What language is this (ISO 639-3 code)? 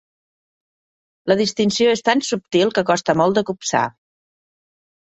cat